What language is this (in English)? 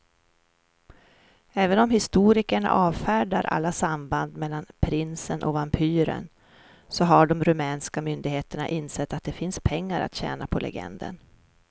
Swedish